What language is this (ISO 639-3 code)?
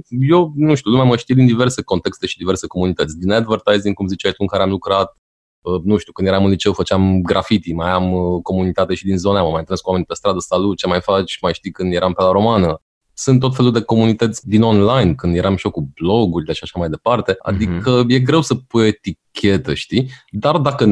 ron